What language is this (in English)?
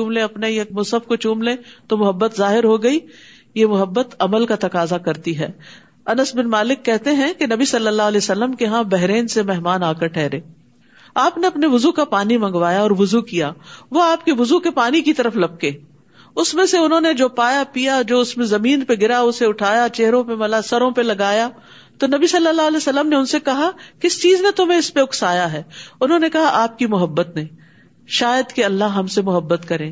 Urdu